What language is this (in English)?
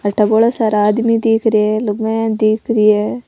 Rajasthani